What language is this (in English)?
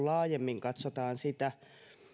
Finnish